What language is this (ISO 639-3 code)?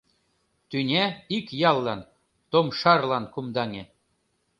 chm